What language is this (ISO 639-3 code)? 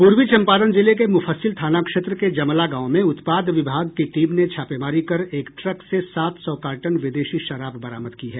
hin